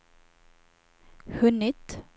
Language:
Swedish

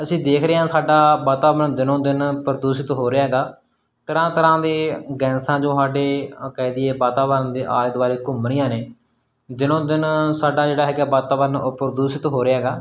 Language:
Punjabi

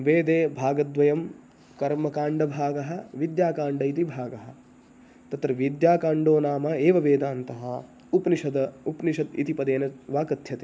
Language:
Sanskrit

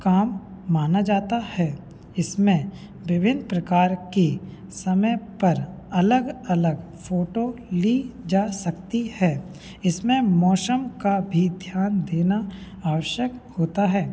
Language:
Hindi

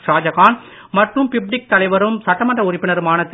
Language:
Tamil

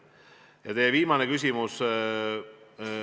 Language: Estonian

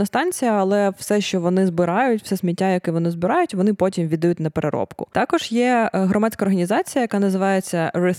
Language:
Ukrainian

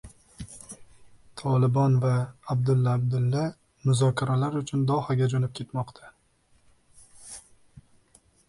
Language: Uzbek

